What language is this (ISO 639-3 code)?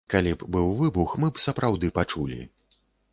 bel